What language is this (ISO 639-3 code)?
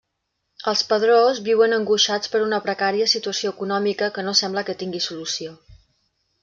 cat